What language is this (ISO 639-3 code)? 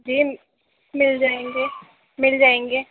urd